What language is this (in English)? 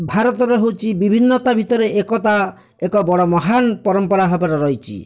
Odia